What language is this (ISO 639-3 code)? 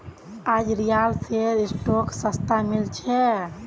mag